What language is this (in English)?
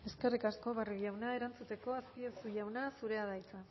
Basque